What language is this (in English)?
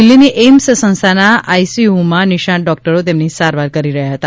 Gujarati